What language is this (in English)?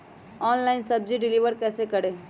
Magahi